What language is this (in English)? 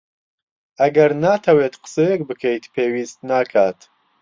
Central Kurdish